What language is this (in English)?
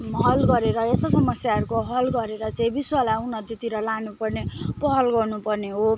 Nepali